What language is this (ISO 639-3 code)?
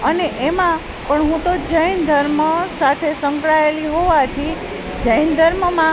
guj